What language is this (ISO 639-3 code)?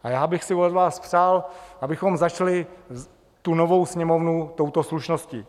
ces